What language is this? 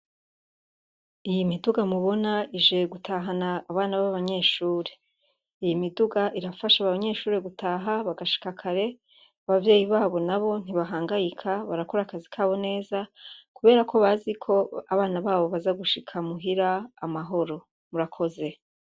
Rundi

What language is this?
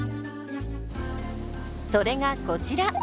Japanese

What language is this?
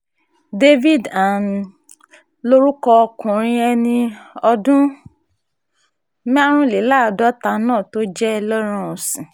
Yoruba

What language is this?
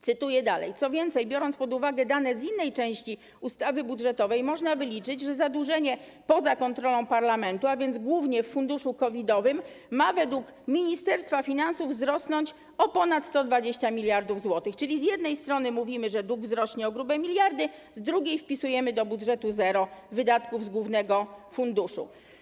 Polish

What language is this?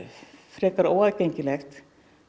Icelandic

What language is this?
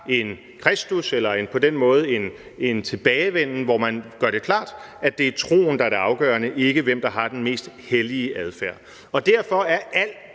Danish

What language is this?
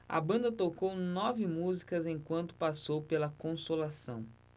Portuguese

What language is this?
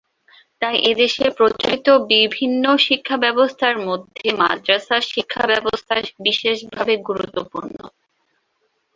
Bangla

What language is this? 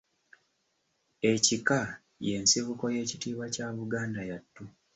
Ganda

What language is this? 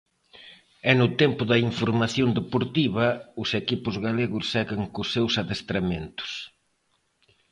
Galician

